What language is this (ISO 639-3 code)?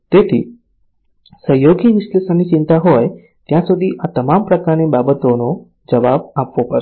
guj